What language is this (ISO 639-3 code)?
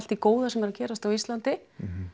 isl